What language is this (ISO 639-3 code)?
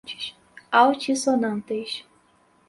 por